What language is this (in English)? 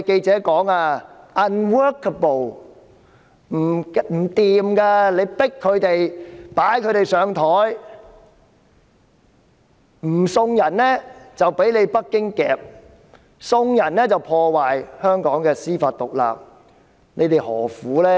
Cantonese